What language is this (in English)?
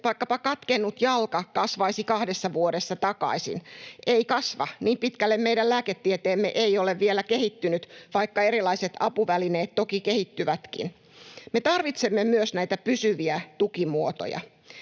Finnish